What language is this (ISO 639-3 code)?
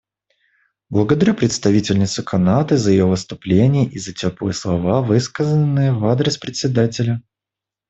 rus